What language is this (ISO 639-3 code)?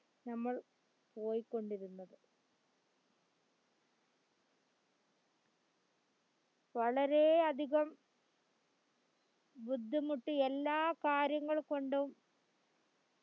mal